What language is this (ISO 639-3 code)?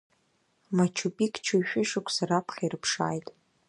abk